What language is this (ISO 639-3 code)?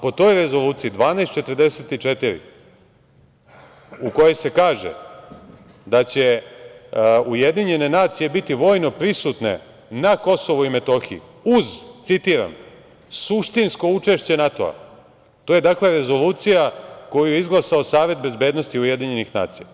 srp